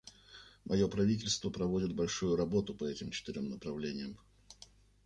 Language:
Russian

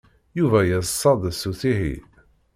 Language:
Kabyle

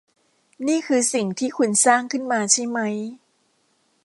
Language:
Thai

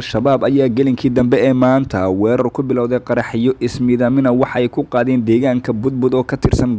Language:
Arabic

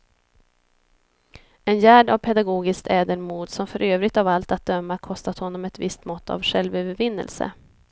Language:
Swedish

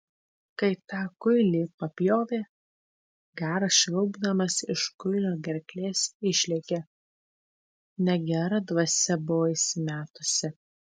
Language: Lithuanian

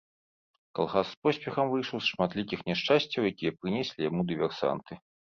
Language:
Belarusian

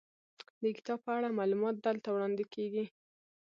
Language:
Pashto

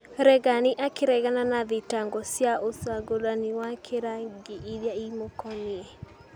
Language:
Kikuyu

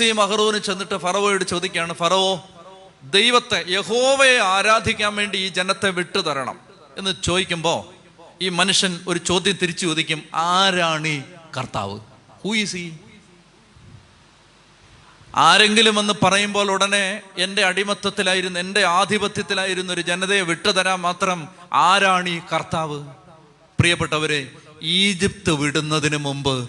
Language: Malayalam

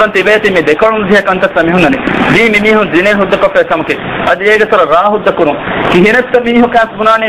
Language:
Arabic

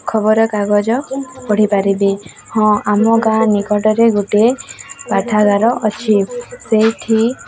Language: Odia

